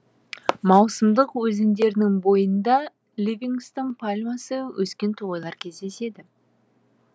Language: Kazakh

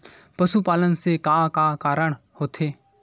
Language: Chhattisgarhi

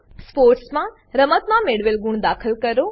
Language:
Gujarati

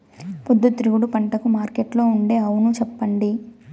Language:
Telugu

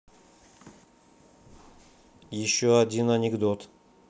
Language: Russian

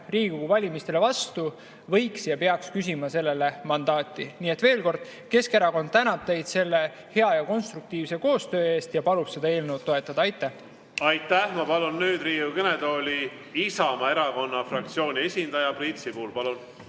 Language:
Estonian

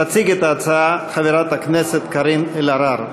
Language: Hebrew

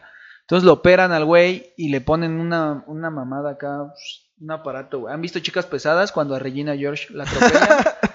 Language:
Spanish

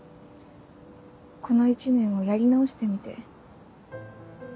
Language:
Japanese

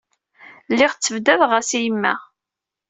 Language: Kabyle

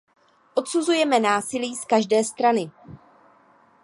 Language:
Czech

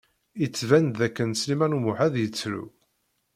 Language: Kabyle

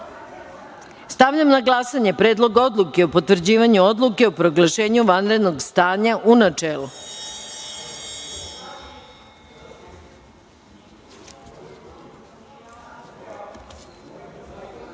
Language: Serbian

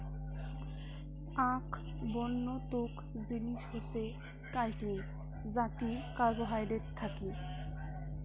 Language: Bangla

